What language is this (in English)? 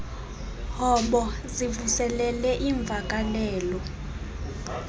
Xhosa